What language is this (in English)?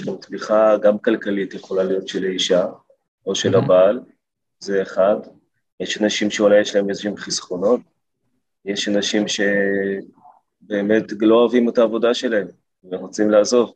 Hebrew